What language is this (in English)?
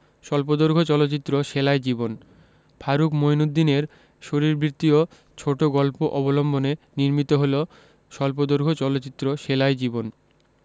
Bangla